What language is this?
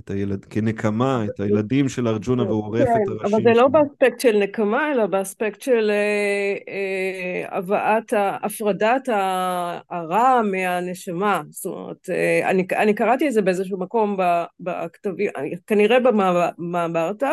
Hebrew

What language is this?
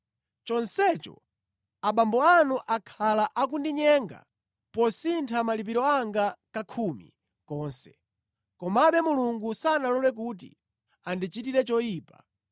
Nyanja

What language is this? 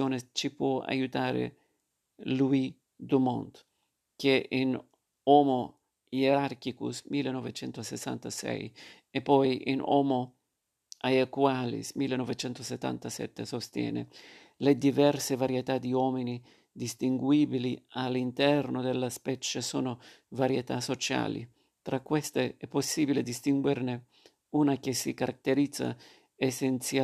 Italian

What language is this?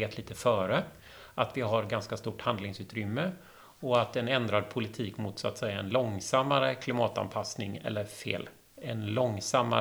Swedish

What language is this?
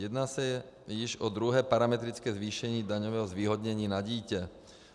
Czech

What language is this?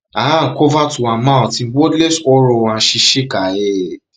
Nigerian Pidgin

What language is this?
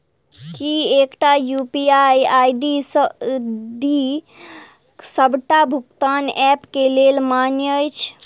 Maithili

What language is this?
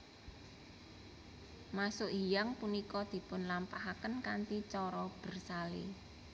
Javanese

